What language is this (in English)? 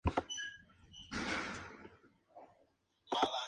Spanish